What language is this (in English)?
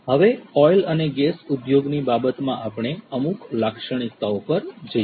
Gujarati